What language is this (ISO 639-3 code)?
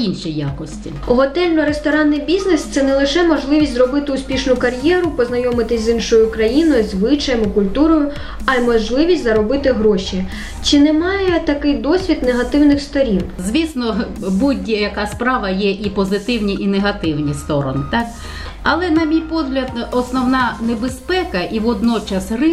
ukr